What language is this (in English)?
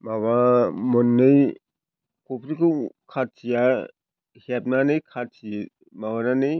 Bodo